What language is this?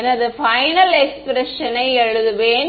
Tamil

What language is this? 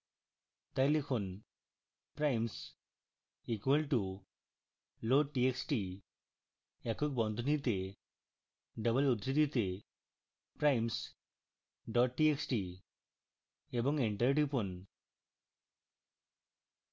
Bangla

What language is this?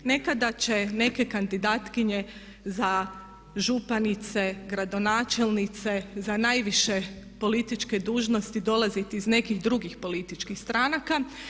Croatian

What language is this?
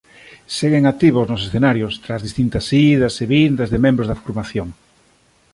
Galician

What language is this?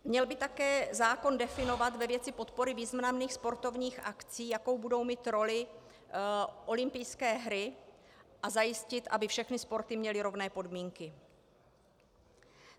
Czech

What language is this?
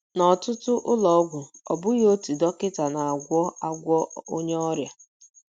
Igbo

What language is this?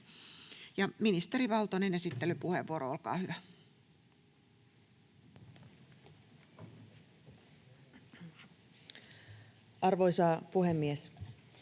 Finnish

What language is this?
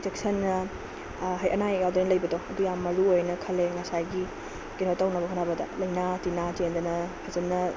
Manipuri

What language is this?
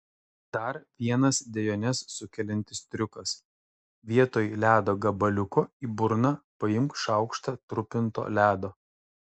Lithuanian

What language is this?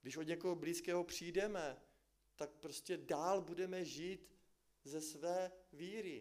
Czech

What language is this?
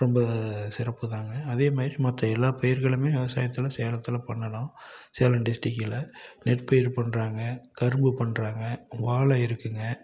Tamil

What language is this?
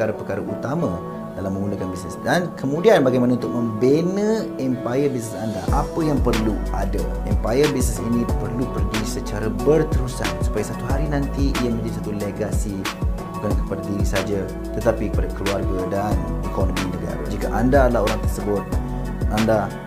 Malay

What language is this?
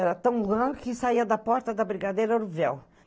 Portuguese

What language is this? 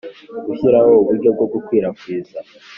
Kinyarwanda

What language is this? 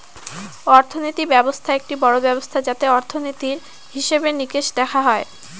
Bangla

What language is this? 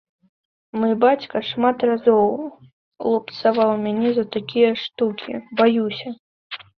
Belarusian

